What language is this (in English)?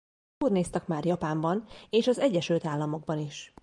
Hungarian